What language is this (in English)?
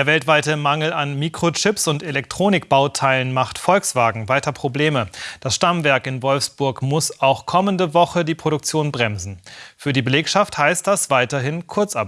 German